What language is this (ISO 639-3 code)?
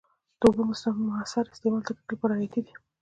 pus